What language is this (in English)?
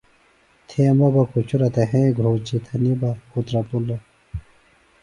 Phalura